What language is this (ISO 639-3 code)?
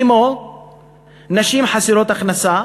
heb